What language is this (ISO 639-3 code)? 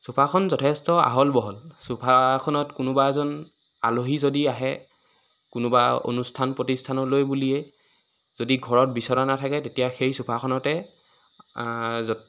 asm